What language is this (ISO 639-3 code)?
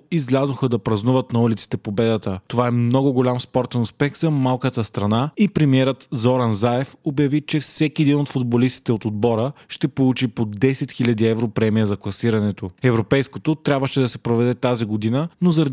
bul